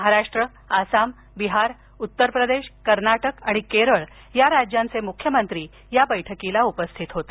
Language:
Marathi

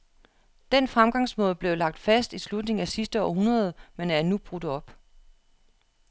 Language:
Danish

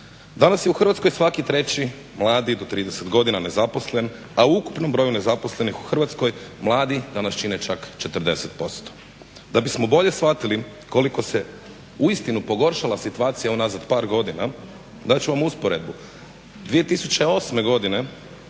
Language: Croatian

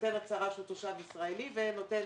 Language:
Hebrew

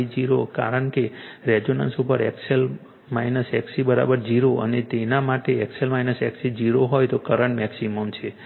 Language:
Gujarati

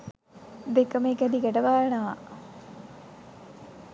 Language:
Sinhala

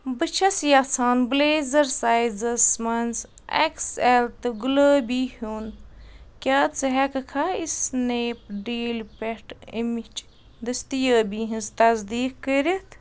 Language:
Kashmiri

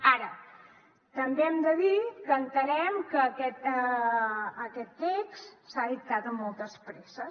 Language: Catalan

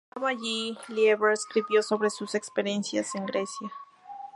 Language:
Spanish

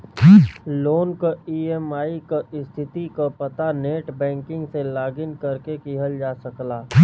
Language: Bhojpuri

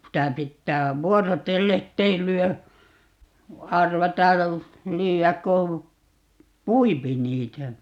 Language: Finnish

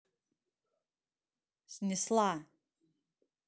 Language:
Russian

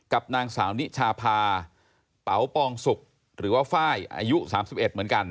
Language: Thai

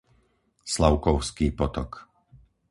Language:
Slovak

